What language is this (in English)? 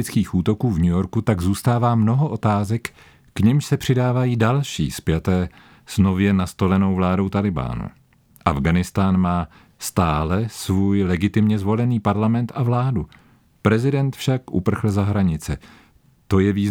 Czech